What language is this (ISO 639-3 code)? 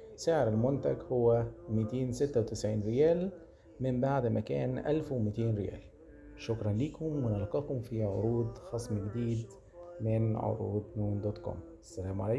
ara